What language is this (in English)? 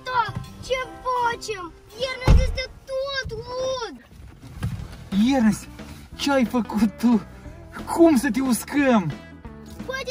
Romanian